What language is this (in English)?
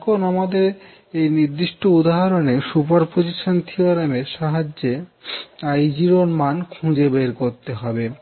Bangla